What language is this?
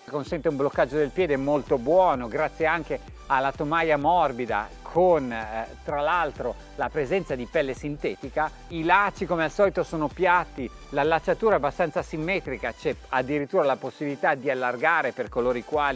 Italian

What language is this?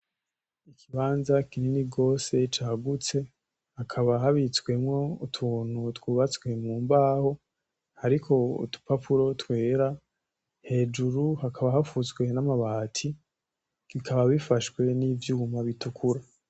Rundi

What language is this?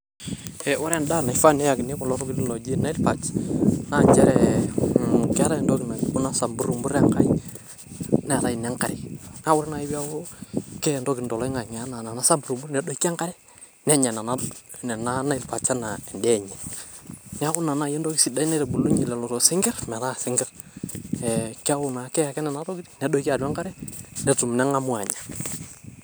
Masai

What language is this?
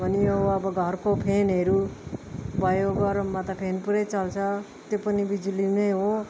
Nepali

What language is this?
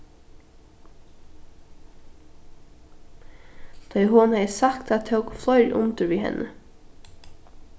Faroese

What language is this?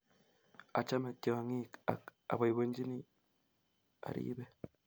Kalenjin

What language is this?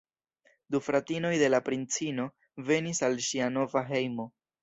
Esperanto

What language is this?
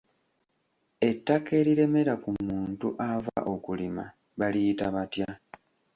Ganda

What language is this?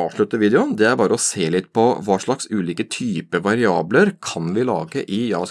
Norwegian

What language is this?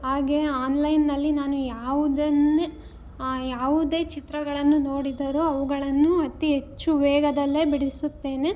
Kannada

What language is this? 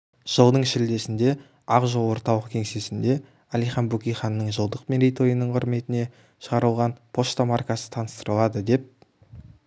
Kazakh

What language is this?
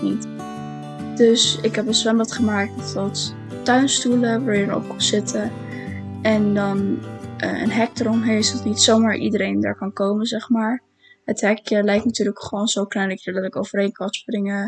Dutch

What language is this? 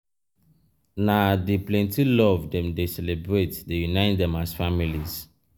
Nigerian Pidgin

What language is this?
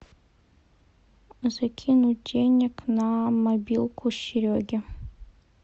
Russian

